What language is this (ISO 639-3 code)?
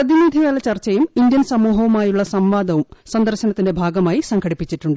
mal